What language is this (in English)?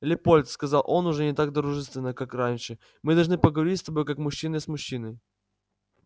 Russian